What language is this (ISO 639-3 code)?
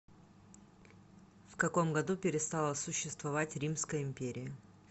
rus